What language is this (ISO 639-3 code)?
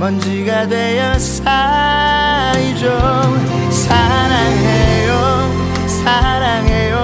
kor